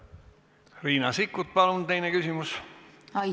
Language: Estonian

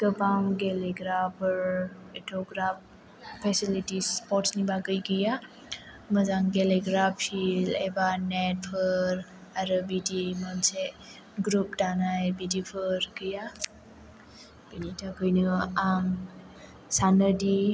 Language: Bodo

